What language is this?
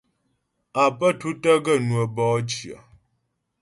Ghomala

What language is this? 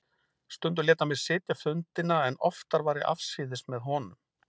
Icelandic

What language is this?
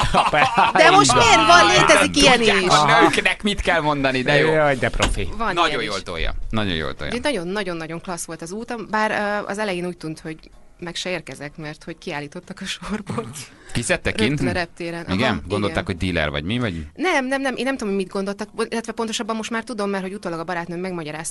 Hungarian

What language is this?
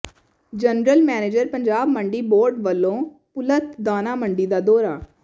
Punjabi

